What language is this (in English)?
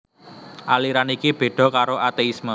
Javanese